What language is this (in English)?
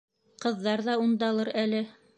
Bashkir